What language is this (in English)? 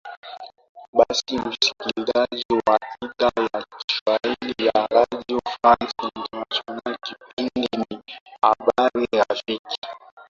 Swahili